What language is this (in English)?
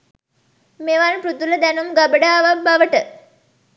Sinhala